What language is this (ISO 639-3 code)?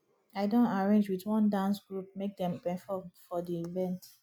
pcm